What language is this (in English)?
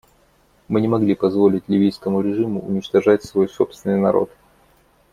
Russian